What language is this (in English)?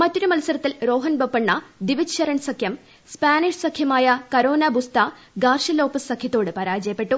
Malayalam